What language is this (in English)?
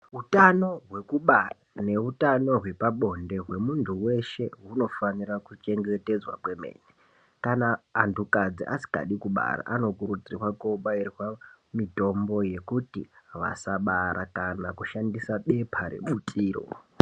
Ndau